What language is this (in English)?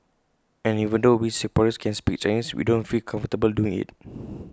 English